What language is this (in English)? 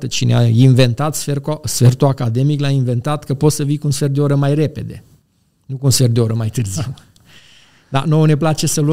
Romanian